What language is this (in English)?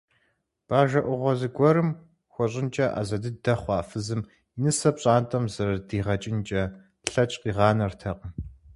Kabardian